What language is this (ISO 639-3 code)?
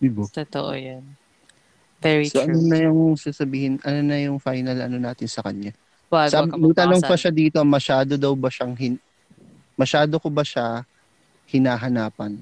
fil